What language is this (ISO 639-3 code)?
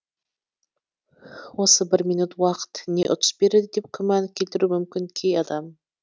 kaz